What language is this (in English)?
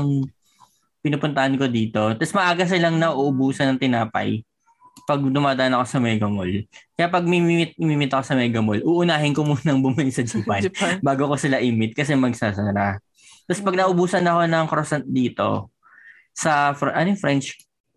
Filipino